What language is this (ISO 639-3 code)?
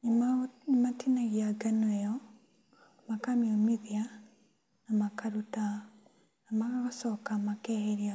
kik